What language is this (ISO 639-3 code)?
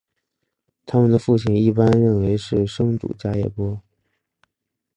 zho